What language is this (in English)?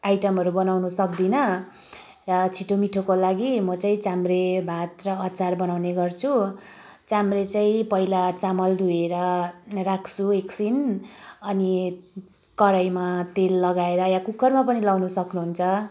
Nepali